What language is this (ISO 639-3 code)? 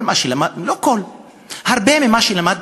heb